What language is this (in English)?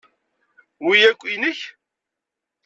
Kabyle